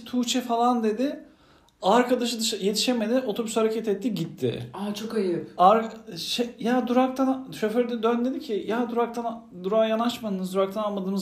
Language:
Turkish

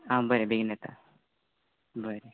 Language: Konkani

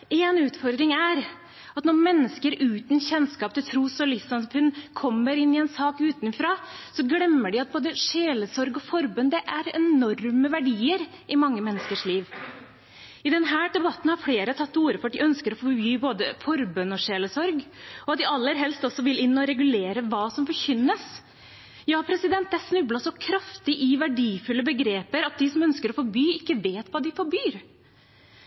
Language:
Norwegian Bokmål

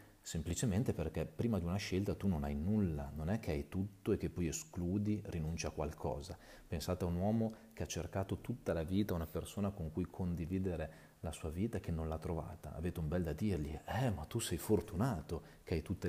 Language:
Italian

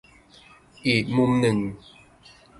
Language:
Thai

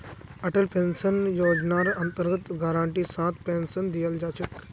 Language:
Magahi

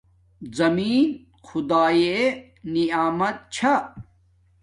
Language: Domaaki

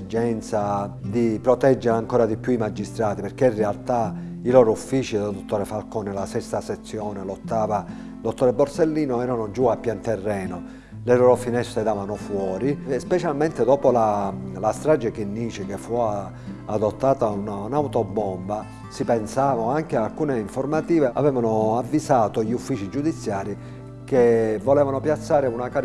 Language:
Italian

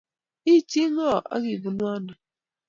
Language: Kalenjin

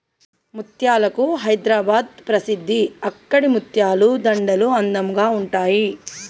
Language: Telugu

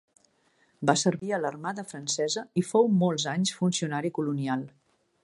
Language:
Catalan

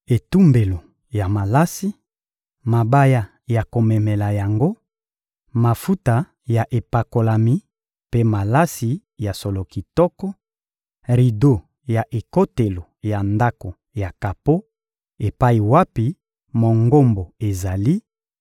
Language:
Lingala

